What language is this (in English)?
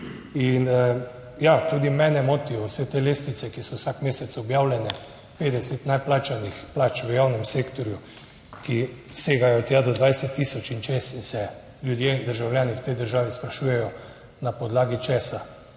Slovenian